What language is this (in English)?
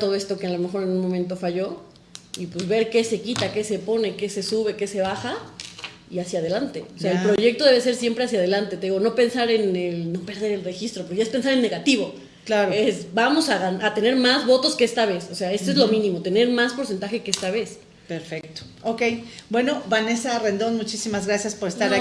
Spanish